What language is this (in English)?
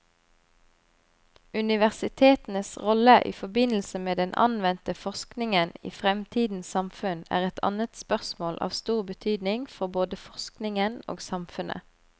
Norwegian